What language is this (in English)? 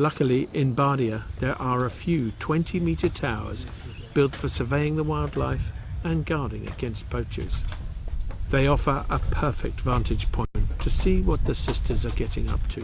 English